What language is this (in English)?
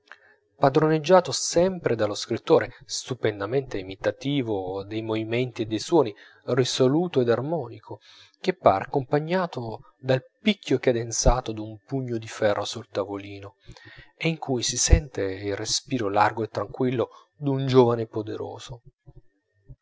Italian